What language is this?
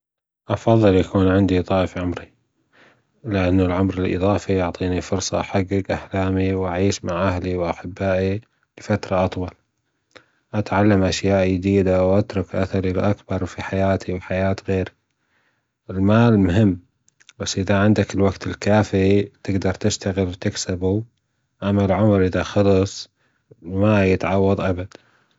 Gulf Arabic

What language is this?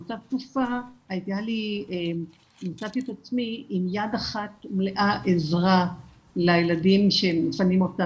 Hebrew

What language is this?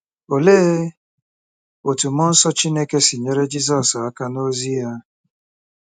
Igbo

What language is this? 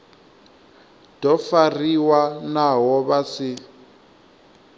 Venda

